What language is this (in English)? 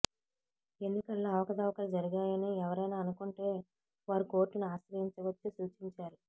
Telugu